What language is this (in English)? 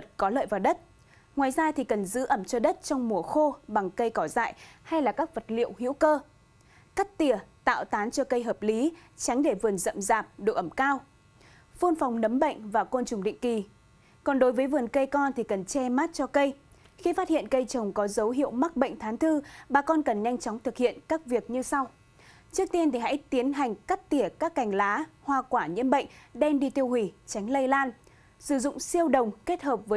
Vietnamese